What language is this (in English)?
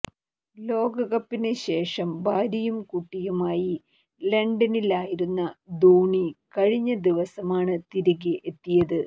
Malayalam